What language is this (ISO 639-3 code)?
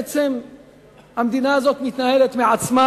heb